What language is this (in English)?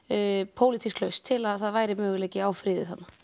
Icelandic